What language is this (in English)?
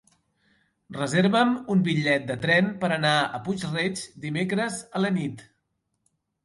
Catalan